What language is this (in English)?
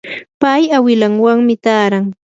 Yanahuanca Pasco Quechua